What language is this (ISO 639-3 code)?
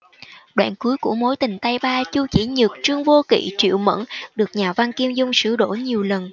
vie